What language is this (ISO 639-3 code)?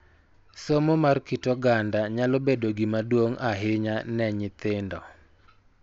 luo